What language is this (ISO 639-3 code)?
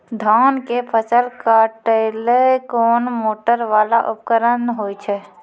mai